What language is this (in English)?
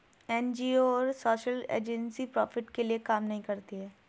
Hindi